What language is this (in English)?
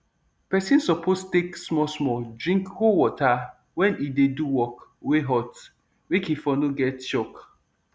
Nigerian Pidgin